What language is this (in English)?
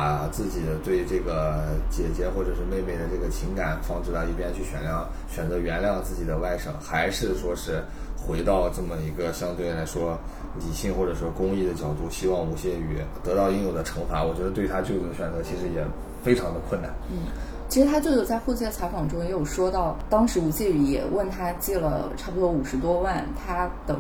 Chinese